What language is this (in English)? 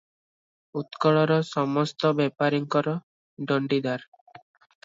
Odia